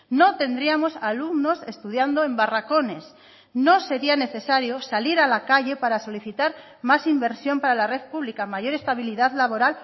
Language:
Spanish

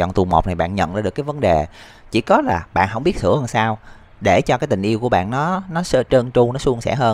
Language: Vietnamese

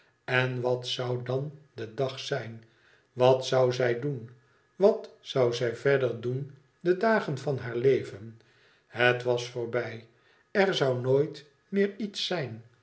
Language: Dutch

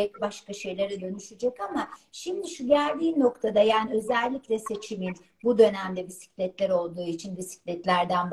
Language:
Turkish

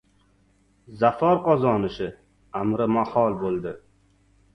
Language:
Uzbek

